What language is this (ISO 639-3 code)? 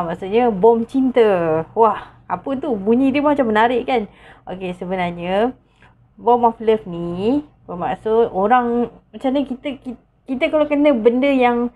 msa